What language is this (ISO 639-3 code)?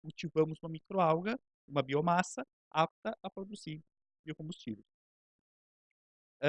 por